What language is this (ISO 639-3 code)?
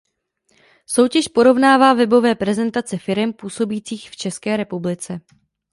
ces